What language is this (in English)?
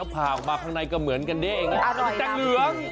Thai